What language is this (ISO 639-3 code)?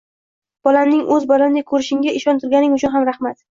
uzb